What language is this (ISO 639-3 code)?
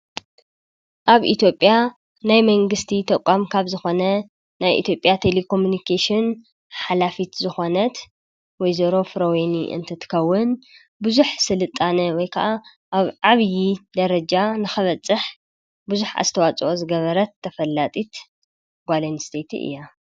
tir